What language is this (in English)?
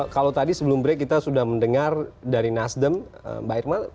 Indonesian